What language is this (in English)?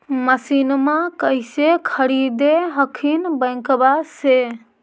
Magahi